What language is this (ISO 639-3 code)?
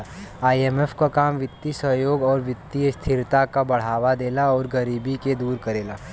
bho